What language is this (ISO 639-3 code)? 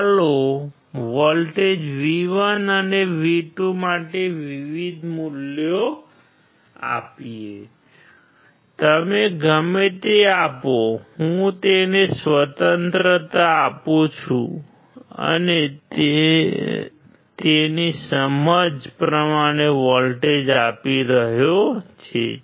guj